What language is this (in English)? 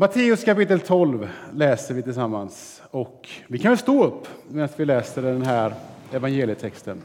Swedish